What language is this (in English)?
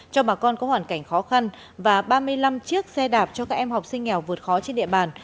Vietnamese